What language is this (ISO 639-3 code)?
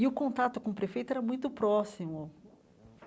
por